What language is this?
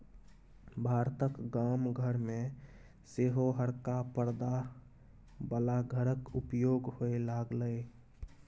Maithili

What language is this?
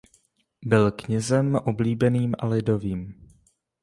Czech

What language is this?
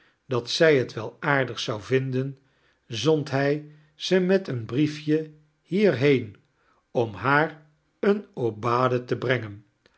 Dutch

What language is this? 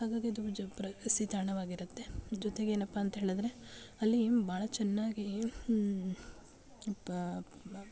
Kannada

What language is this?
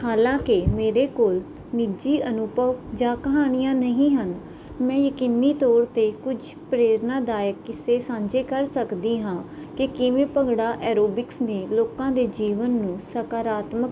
Punjabi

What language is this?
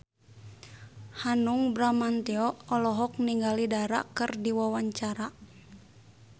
Sundanese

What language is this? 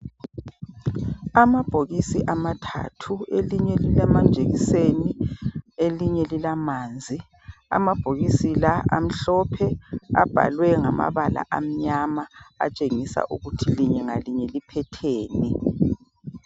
North Ndebele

